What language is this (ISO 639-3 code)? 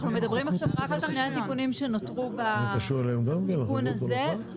heb